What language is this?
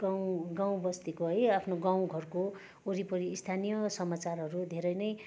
Nepali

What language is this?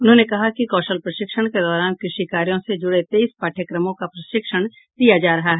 Hindi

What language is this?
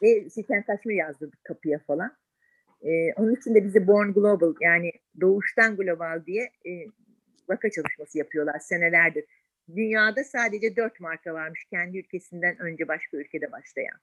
Turkish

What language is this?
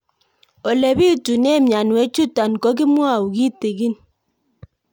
Kalenjin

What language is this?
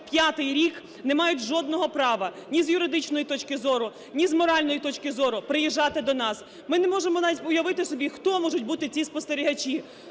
Ukrainian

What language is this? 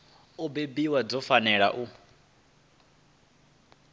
Venda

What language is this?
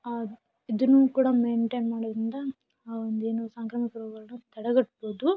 Kannada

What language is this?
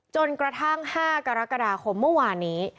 Thai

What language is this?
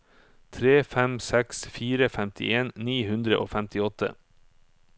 Norwegian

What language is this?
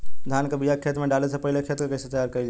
Bhojpuri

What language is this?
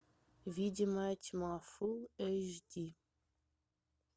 Russian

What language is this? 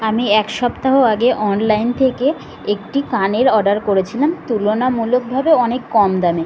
Bangla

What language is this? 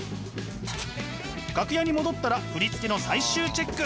Japanese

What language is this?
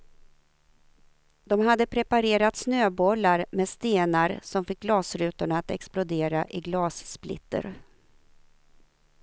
Swedish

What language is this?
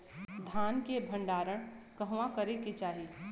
Bhojpuri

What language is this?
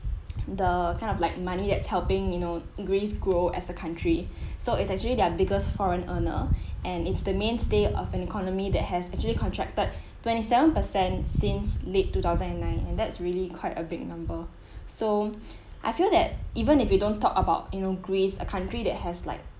English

